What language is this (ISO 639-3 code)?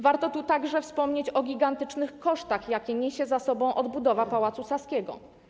pol